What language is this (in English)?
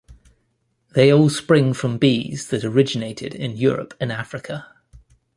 English